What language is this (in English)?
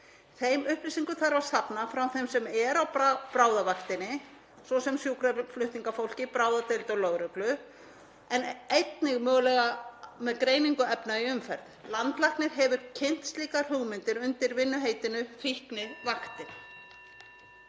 Icelandic